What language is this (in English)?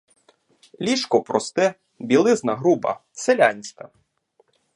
Ukrainian